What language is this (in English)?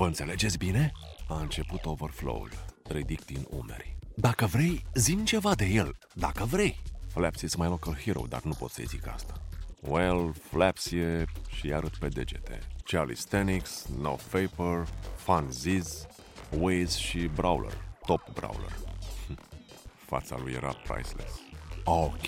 Romanian